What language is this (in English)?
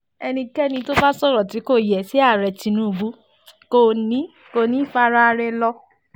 Yoruba